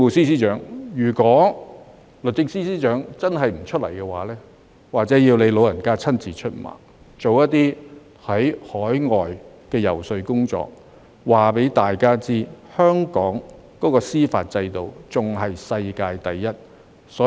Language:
Cantonese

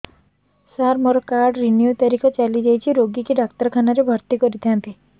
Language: Odia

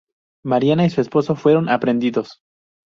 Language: Spanish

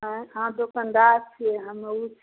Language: Maithili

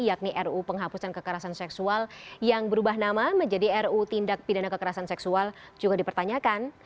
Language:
Indonesian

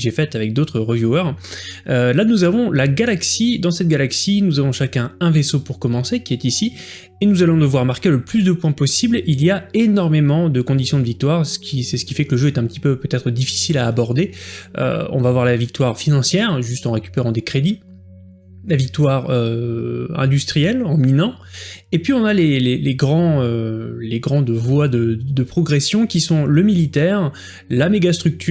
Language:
French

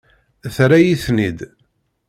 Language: Kabyle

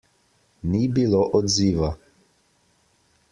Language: Slovenian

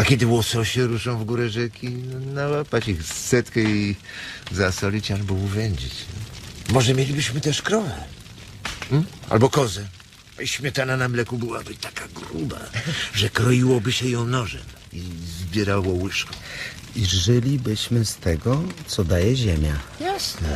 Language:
Polish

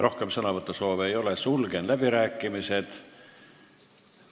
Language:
Estonian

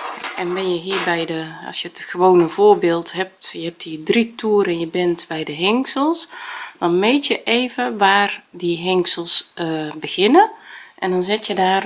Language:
Dutch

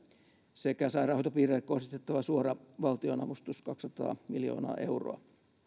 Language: Finnish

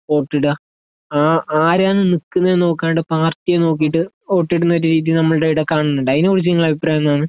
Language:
Malayalam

